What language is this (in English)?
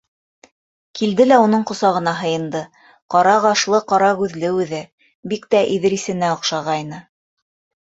Bashkir